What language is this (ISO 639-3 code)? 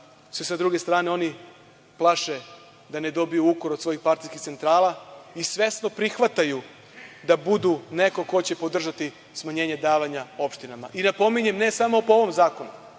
srp